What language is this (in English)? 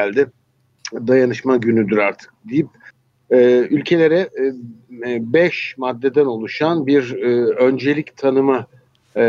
Turkish